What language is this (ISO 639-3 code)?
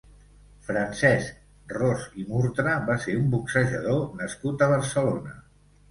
cat